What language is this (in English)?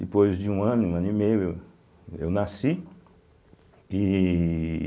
Portuguese